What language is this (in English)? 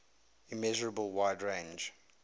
English